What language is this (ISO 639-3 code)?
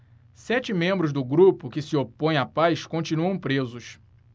por